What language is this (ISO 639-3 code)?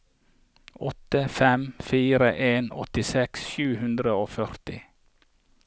nor